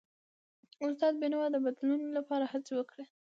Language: Pashto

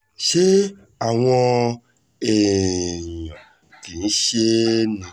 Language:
Yoruba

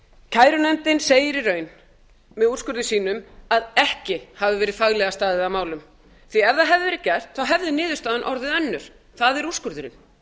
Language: Icelandic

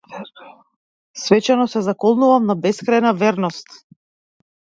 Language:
Macedonian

